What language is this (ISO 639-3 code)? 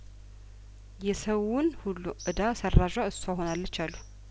amh